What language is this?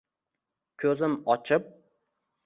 Uzbek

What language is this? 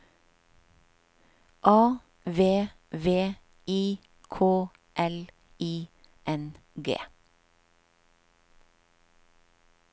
Norwegian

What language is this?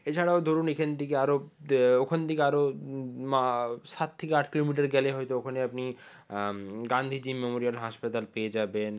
Bangla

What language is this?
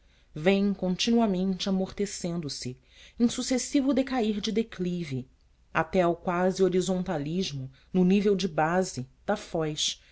Portuguese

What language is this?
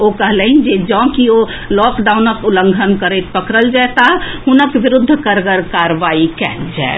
Maithili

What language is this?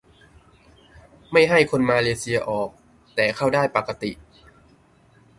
Thai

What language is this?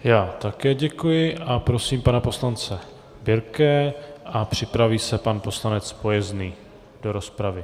Czech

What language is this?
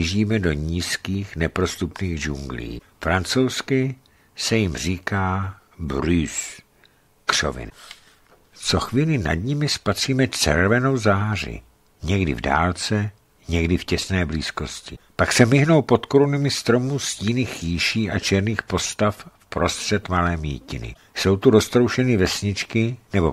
Czech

